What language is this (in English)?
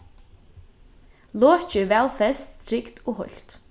Faroese